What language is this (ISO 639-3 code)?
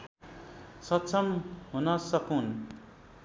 nep